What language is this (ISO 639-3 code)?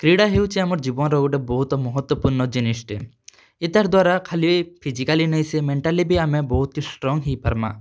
ori